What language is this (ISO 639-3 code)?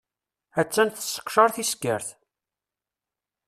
kab